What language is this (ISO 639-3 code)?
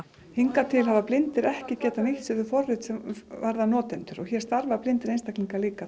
isl